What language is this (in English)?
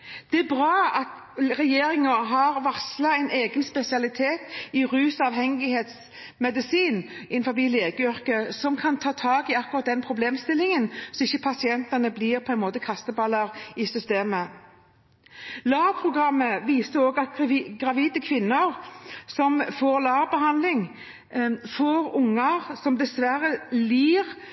Norwegian Bokmål